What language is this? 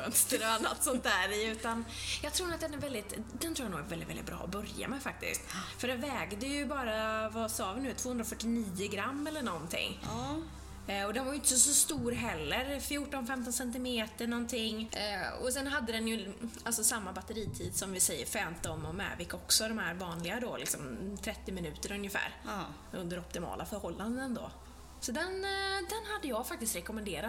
Swedish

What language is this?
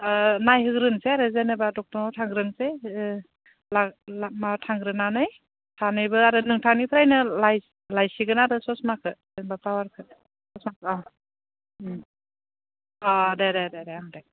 Bodo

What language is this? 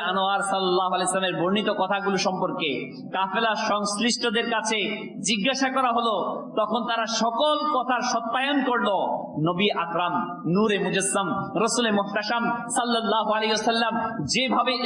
Arabic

